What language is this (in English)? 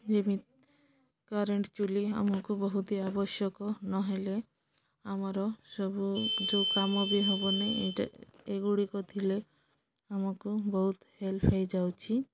Odia